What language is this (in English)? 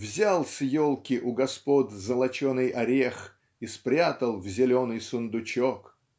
Russian